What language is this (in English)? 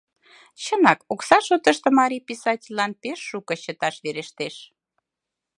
Mari